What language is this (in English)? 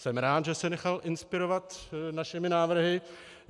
Czech